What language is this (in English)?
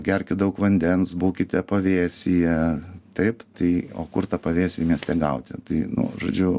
Lithuanian